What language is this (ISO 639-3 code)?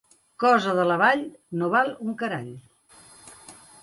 cat